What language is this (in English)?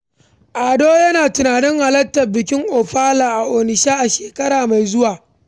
Hausa